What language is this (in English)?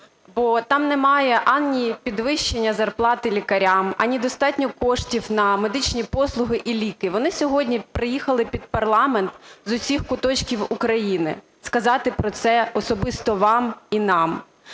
Ukrainian